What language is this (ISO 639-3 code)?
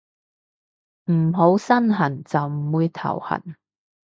yue